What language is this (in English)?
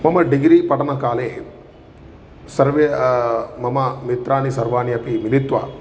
Sanskrit